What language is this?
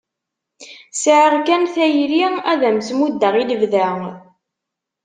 Kabyle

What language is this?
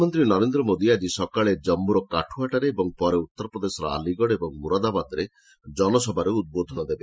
Odia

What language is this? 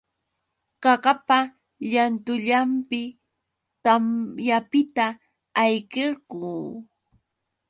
Yauyos Quechua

